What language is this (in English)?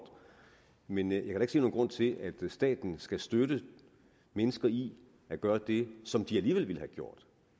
Danish